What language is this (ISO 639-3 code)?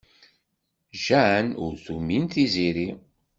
kab